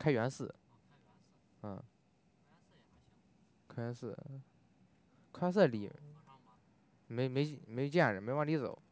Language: Chinese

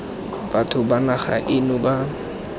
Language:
Tswana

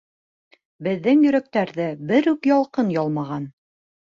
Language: Bashkir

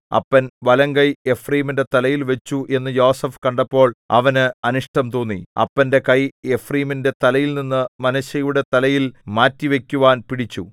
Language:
Malayalam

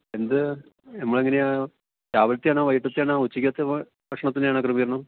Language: Malayalam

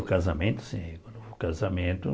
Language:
Portuguese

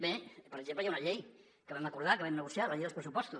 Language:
Catalan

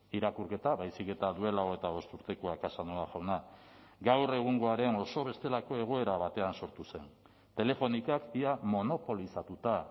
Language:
Basque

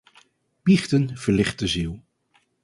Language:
Dutch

